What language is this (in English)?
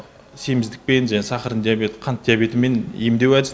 Kazakh